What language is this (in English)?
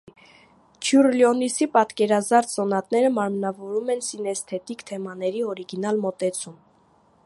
Armenian